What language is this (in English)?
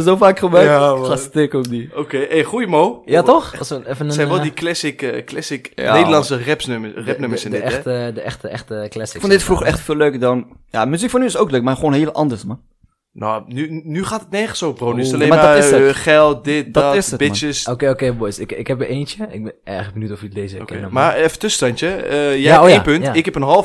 Dutch